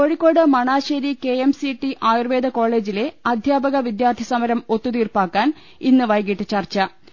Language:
Malayalam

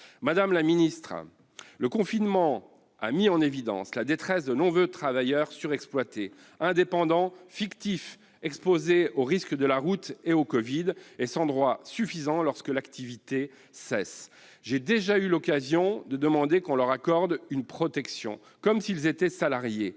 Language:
French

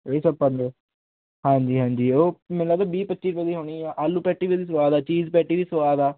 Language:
Punjabi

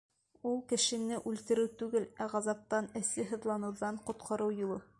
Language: Bashkir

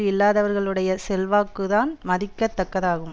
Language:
Tamil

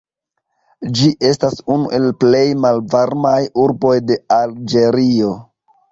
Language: Esperanto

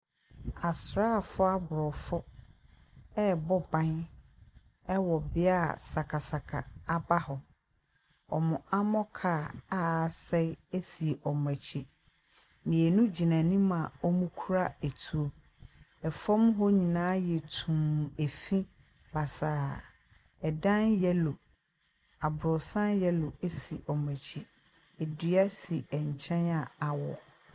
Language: Akan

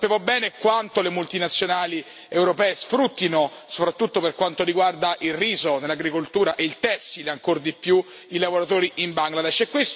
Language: Italian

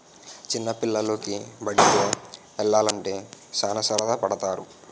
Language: Telugu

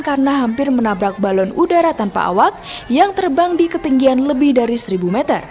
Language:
Indonesian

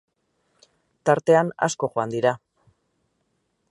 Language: Basque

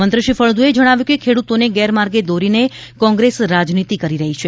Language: Gujarati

